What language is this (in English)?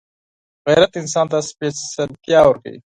Pashto